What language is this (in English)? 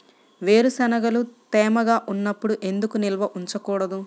Telugu